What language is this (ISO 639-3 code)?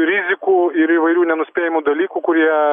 lit